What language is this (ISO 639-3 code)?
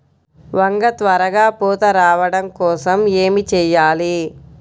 tel